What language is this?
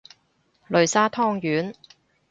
Cantonese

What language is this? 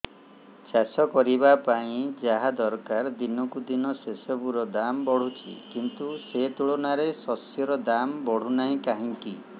Odia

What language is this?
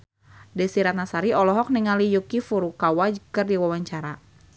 Sundanese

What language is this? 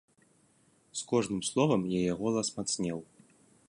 Belarusian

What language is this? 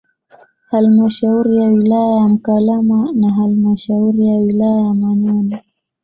Swahili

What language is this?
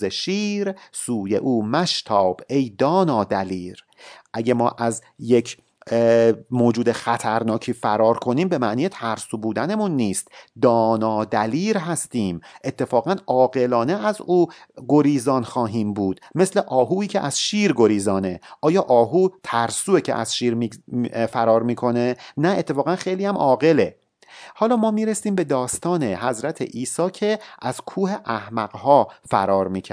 Persian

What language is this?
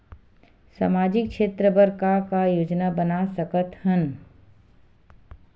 Chhattisgarhi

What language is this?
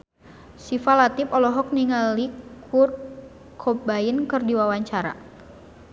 Sundanese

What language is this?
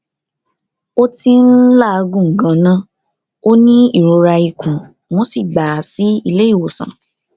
Yoruba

